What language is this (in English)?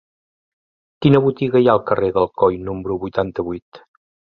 Catalan